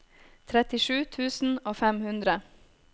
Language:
Norwegian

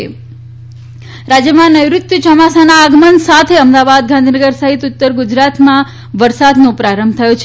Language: Gujarati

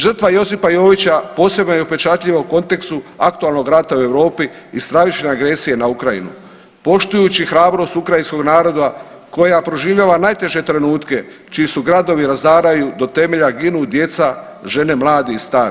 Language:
Croatian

